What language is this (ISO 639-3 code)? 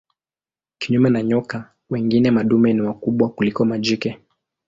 swa